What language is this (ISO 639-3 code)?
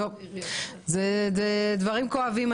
heb